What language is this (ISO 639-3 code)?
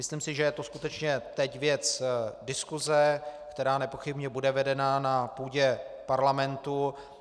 ces